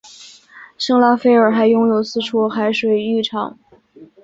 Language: Chinese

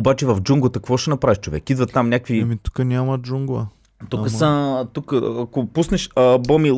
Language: Bulgarian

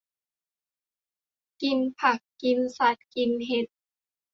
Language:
Thai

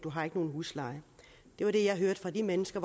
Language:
Danish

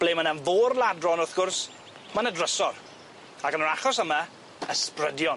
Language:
Welsh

